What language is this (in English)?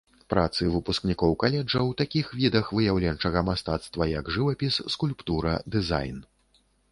Belarusian